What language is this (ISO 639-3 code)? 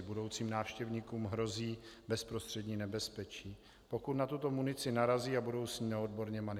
ces